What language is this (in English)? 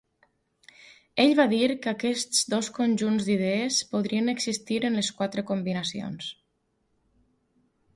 Catalan